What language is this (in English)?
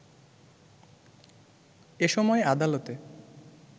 Bangla